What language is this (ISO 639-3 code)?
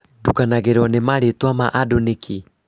kik